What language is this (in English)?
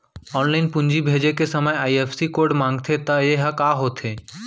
Chhattisgarhi